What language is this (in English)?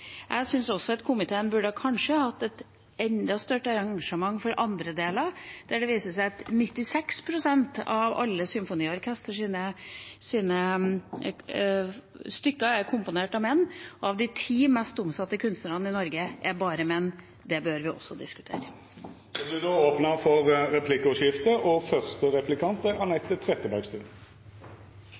Norwegian